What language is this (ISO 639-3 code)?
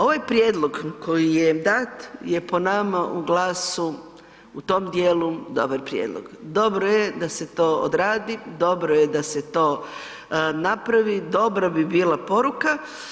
hrv